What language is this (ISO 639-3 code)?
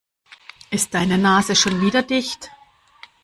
deu